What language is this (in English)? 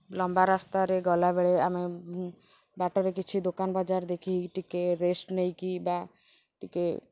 Odia